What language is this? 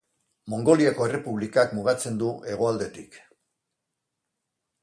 Basque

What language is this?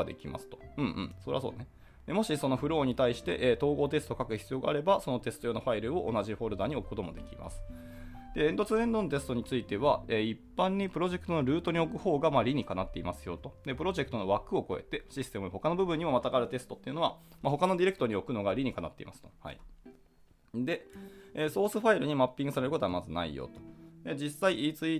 Japanese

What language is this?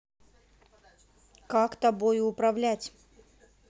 Russian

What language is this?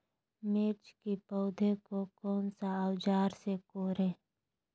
Magahi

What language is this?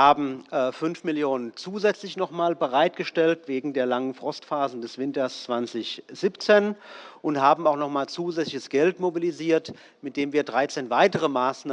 German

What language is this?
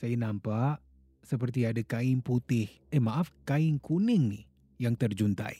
Malay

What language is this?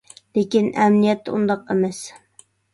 Uyghur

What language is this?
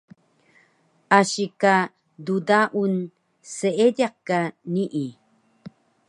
Taroko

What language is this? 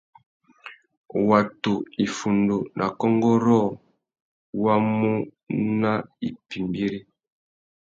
Tuki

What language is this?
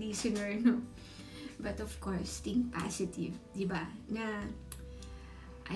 Filipino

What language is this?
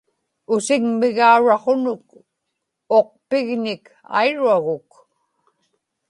Inupiaq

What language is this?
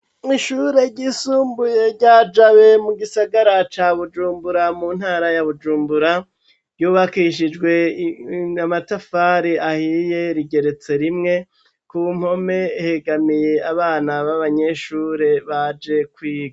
Rundi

